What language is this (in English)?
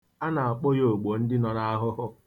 Igbo